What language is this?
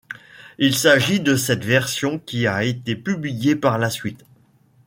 French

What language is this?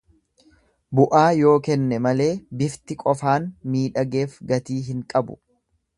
Oromo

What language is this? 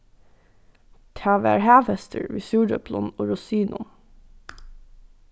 Faroese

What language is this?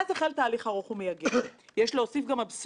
Hebrew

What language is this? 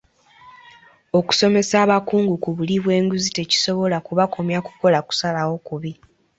Ganda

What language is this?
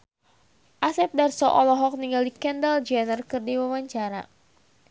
Sundanese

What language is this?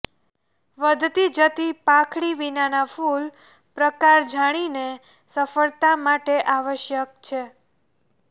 Gujarati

